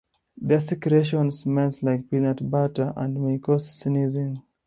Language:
English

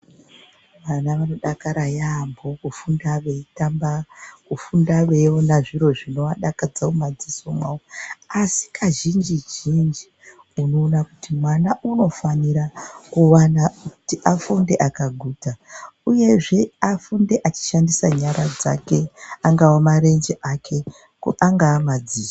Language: Ndau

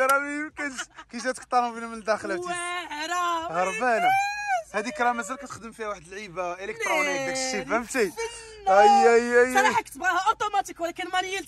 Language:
Arabic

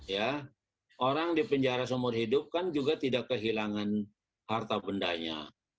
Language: Indonesian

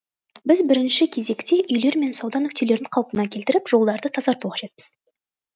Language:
Kazakh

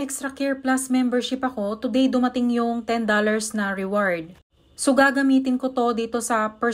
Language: Filipino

